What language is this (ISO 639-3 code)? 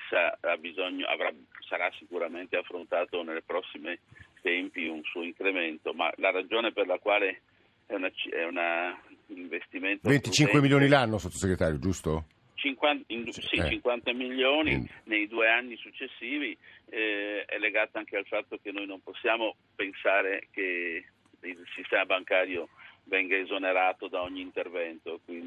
ita